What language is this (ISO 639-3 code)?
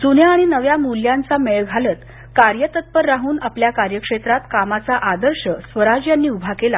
mar